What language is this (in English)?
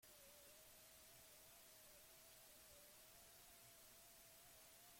Basque